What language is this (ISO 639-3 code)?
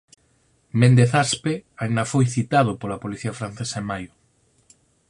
glg